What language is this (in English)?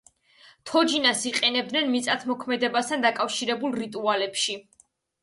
Georgian